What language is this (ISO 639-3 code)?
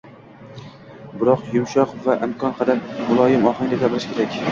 uzb